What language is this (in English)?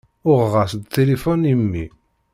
Kabyle